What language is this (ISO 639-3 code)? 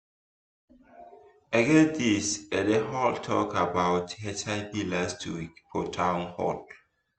pcm